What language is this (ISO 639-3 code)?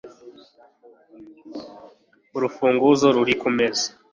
kin